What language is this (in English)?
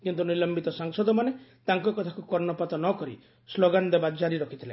Odia